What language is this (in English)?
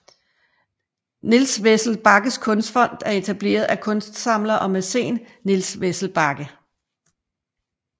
Danish